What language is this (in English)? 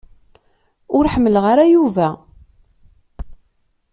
Kabyle